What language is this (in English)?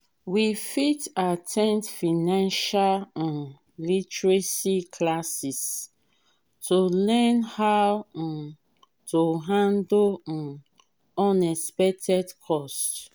Nigerian Pidgin